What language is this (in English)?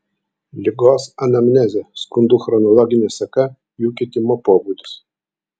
Lithuanian